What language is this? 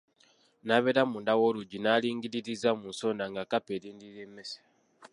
Ganda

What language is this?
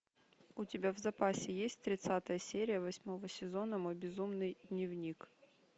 Russian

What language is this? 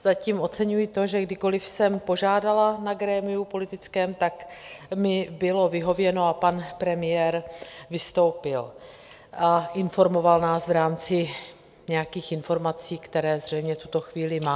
Czech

